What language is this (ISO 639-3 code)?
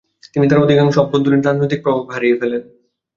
ben